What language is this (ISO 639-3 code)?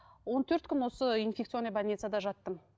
kaz